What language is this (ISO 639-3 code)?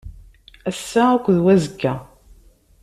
kab